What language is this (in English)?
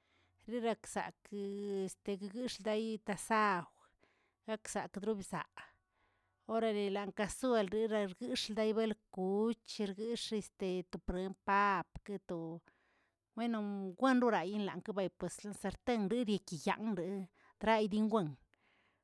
Tilquiapan Zapotec